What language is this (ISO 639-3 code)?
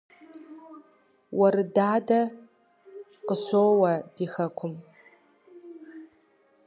kbd